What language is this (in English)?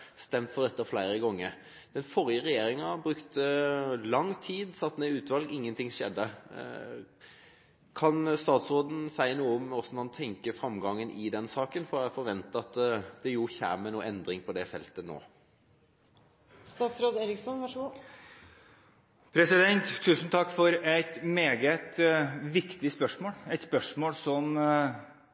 Norwegian Bokmål